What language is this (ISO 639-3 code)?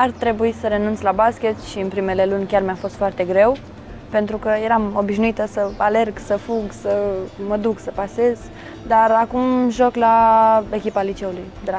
ron